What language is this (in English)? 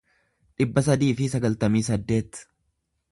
Oromo